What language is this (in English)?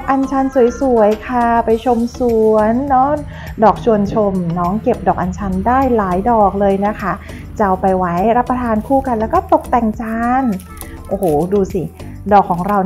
Thai